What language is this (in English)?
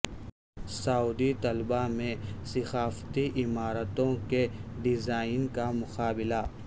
Urdu